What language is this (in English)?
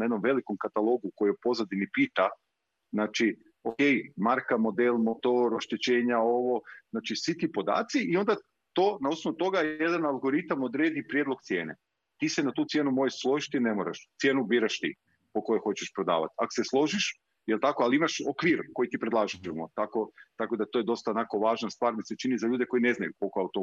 Croatian